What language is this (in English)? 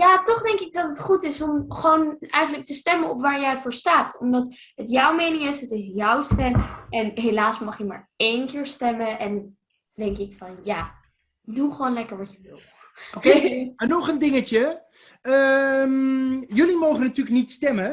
Dutch